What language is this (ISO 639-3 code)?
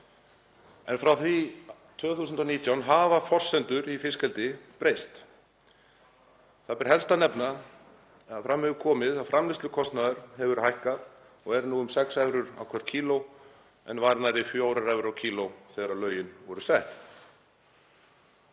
isl